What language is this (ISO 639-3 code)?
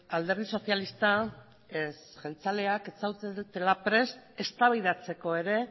eus